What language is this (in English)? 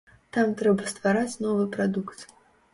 Belarusian